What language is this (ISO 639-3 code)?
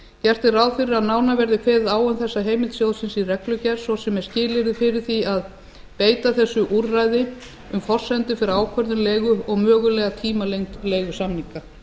isl